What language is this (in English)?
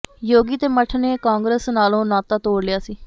Punjabi